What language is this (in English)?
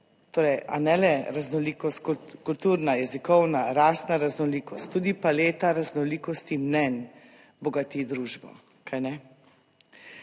Slovenian